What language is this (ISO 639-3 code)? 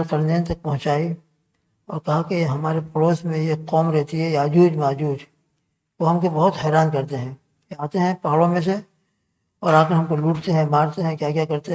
tur